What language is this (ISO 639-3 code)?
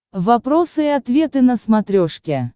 rus